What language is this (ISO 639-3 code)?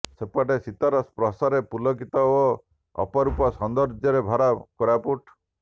ori